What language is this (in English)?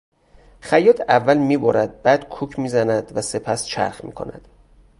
Persian